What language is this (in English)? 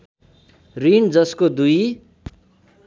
Nepali